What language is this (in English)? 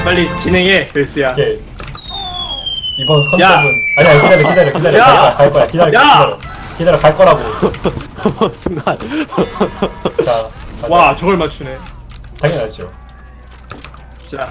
Korean